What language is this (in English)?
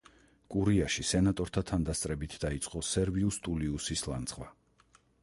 Georgian